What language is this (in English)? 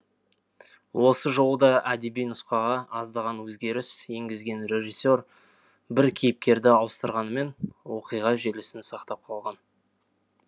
Kazakh